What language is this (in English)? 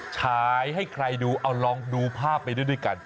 Thai